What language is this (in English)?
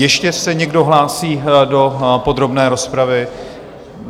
Czech